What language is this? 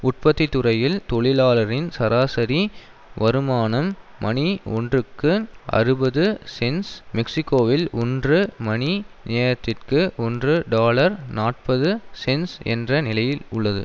Tamil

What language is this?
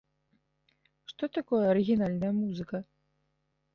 Belarusian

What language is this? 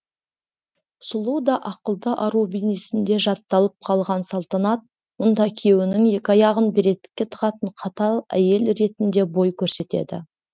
Kazakh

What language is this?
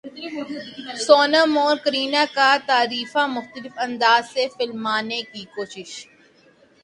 Urdu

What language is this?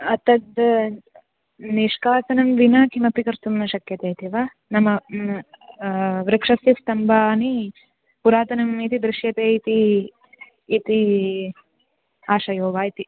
Sanskrit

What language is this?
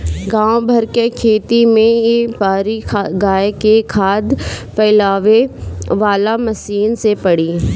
Bhojpuri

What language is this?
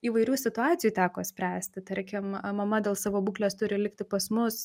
Lithuanian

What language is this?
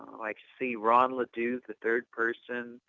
English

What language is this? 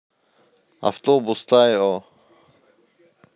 Russian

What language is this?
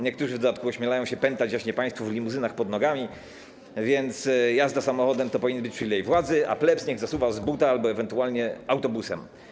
Polish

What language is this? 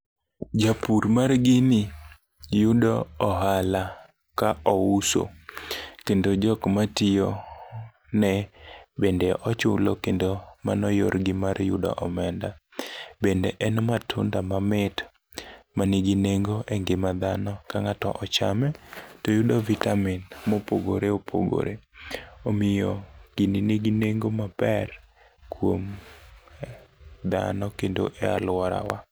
Luo (Kenya and Tanzania)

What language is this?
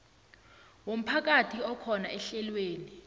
South Ndebele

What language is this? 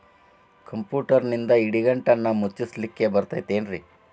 Kannada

